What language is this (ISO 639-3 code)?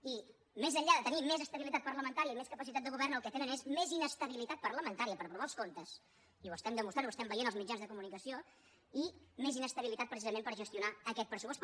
cat